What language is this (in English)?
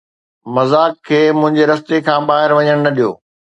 Sindhi